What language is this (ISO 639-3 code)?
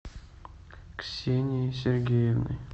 rus